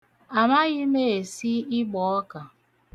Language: Igbo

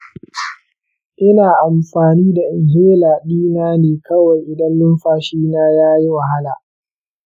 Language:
Hausa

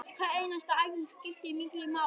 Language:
Icelandic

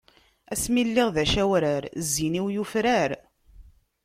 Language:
Kabyle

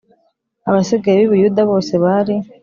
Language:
Kinyarwanda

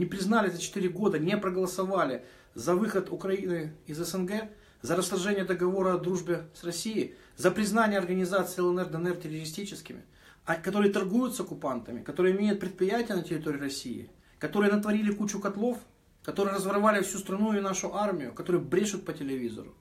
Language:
Russian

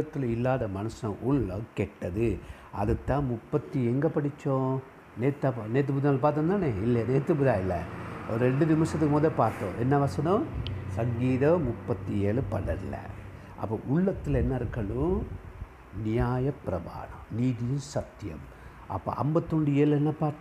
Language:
Tamil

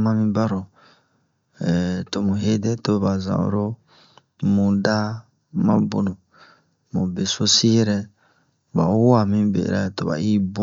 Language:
Bomu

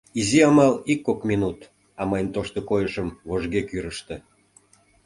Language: Mari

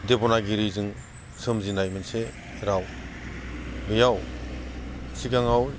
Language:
Bodo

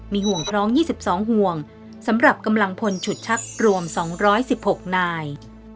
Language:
Thai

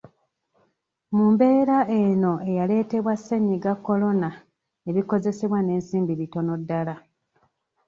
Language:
Ganda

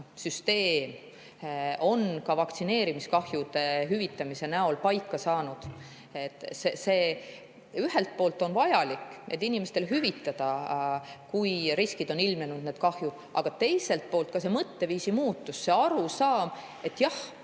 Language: Estonian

